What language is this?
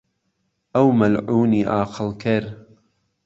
Central Kurdish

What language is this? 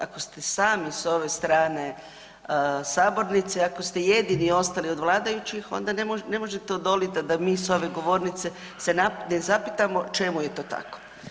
Croatian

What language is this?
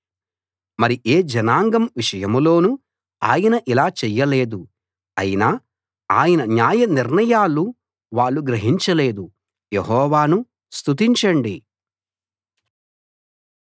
Telugu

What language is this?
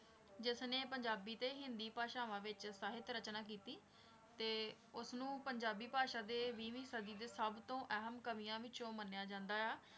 Punjabi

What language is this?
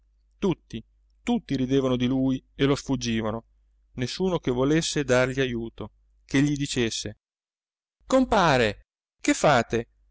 Italian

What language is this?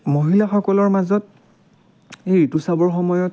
Assamese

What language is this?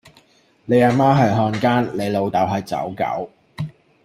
Cantonese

